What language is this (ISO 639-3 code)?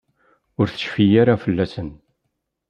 kab